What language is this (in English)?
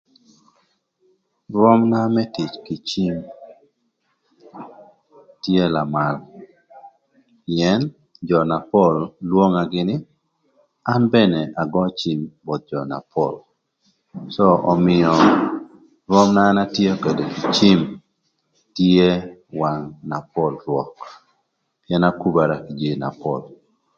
Thur